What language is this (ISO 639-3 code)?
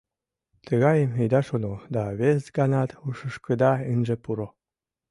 chm